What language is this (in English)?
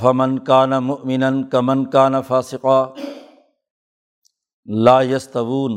Urdu